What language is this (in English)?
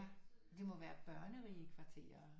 Danish